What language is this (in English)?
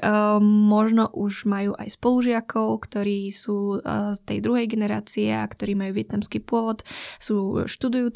Slovak